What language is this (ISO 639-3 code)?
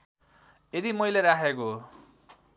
nep